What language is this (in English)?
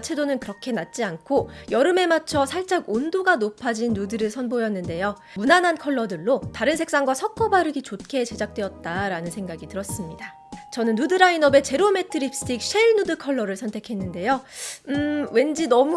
Korean